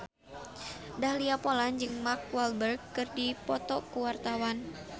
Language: Sundanese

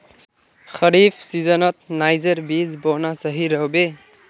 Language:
Magahi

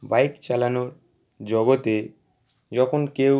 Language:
Bangla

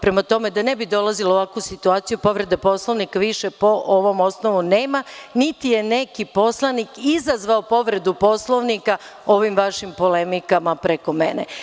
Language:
Serbian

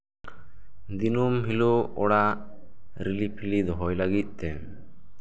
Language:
Santali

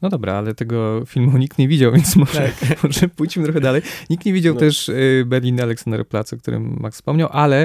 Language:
Polish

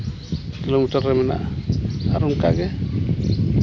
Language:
Santali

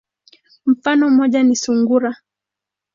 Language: Swahili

